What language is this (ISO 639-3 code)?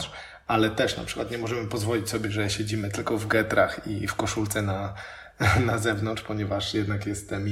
pol